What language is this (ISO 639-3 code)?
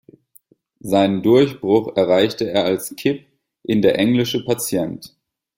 deu